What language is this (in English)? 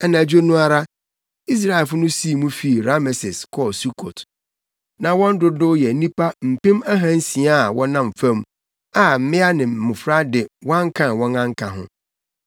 Akan